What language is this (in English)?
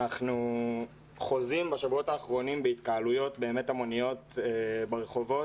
Hebrew